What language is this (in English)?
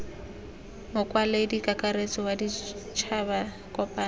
Tswana